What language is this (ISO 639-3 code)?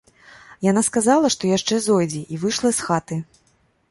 bel